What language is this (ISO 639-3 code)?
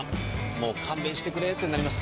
jpn